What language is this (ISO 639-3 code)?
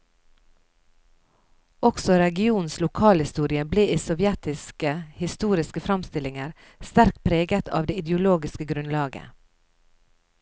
nor